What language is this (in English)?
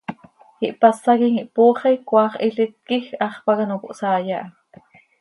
Seri